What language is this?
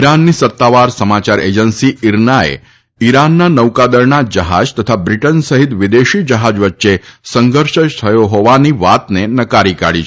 Gujarati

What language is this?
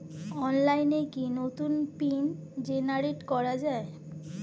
Bangla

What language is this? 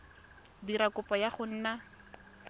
Tswana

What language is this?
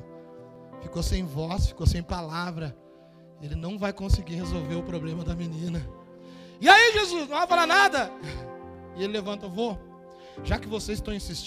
Portuguese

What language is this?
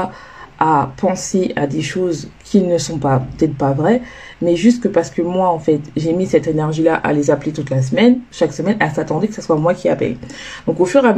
French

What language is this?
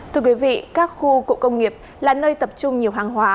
Vietnamese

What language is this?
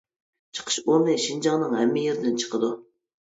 Uyghur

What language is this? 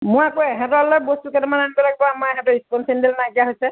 Assamese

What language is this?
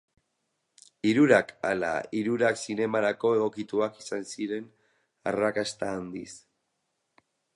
Basque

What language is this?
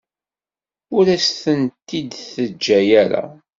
Kabyle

